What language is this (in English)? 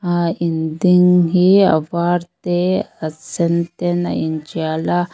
Mizo